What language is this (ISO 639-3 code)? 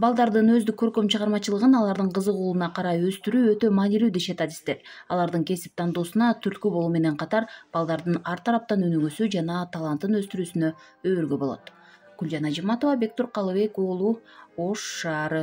tur